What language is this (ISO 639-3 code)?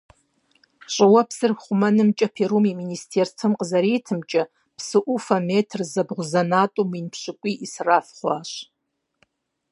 kbd